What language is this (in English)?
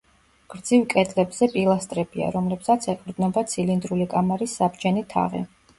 Georgian